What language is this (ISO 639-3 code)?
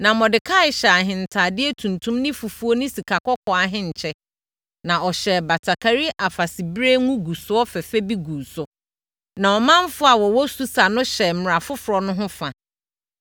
aka